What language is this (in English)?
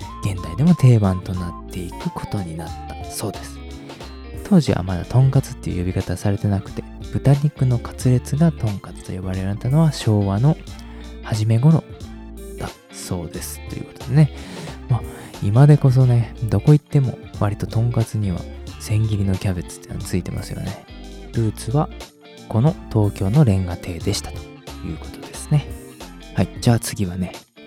Japanese